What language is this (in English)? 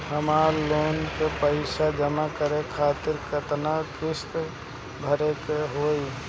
Bhojpuri